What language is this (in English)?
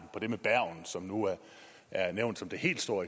Danish